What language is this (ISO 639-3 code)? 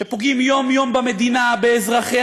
heb